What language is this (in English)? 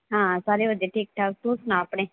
Punjabi